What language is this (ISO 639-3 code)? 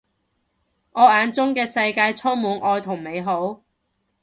yue